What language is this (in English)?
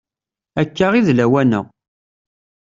Kabyle